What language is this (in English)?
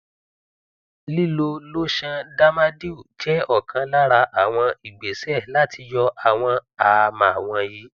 Yoruba